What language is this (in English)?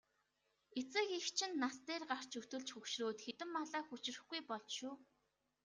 Mongolian